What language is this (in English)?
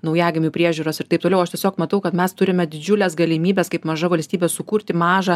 Lithuanian